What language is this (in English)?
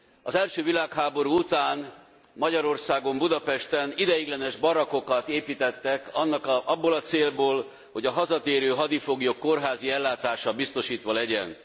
Hungarian